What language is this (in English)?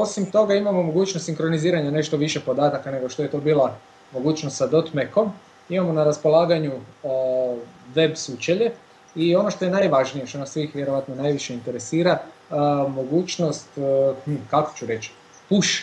Croatian